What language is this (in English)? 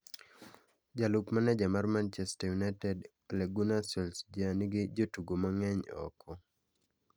Luo (Kenya and Tanzania)